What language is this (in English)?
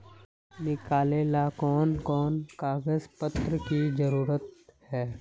Magahi